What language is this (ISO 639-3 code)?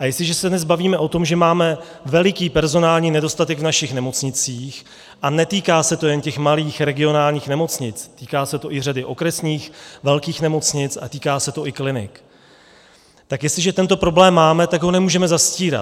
ces